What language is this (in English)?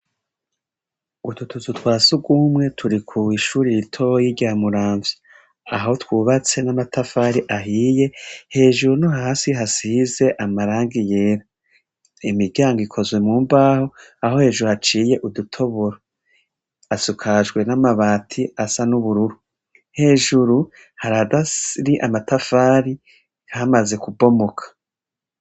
Rundi